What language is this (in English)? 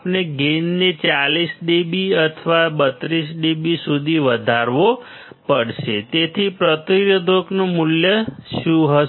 Gujarati